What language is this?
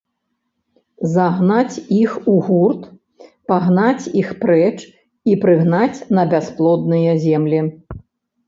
Belarusian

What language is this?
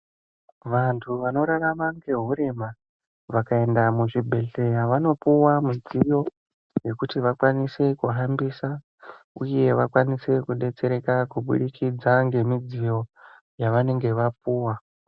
Ndau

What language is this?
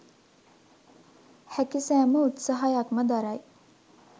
Sinhala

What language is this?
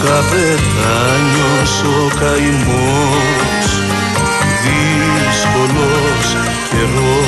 Greek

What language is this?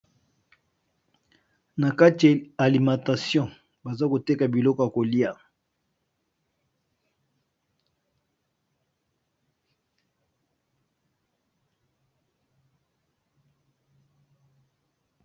Lingala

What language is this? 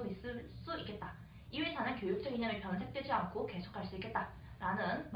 Korean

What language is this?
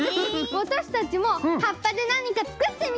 Japanese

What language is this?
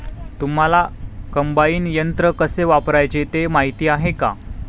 Marathi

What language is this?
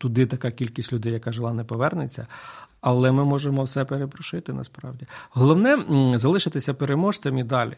Ukrainian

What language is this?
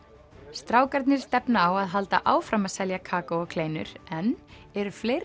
Icelandic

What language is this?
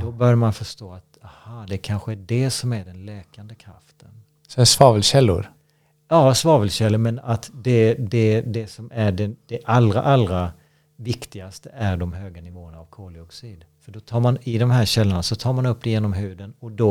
Swedish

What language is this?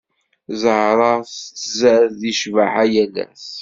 Kabyle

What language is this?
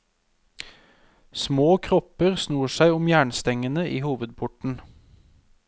Norwegian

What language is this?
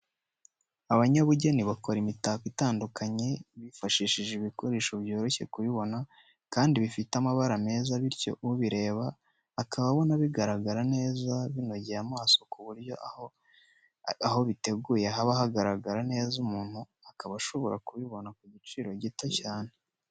Kinyarwanda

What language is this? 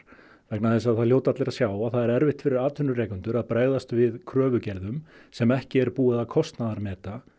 Icelandic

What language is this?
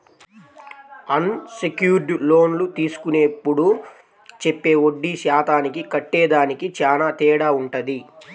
Telugu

